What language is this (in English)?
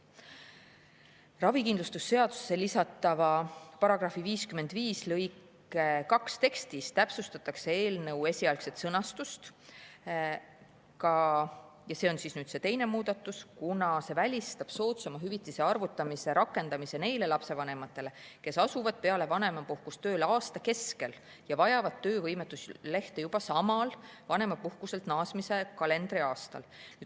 Estonian